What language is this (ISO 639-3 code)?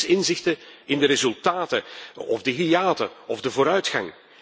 nld